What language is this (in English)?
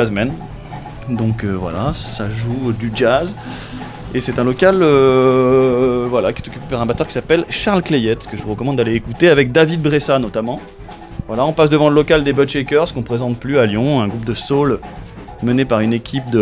French